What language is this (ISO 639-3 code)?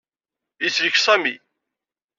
kab